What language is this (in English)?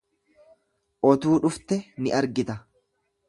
Oromo